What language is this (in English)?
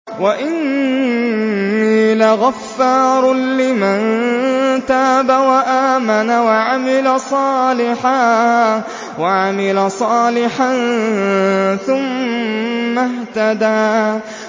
Arabic